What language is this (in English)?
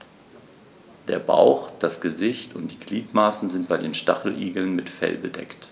German